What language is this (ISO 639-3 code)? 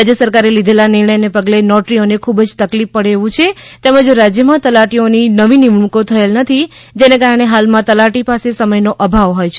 guj